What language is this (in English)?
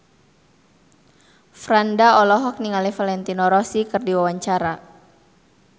Sundanese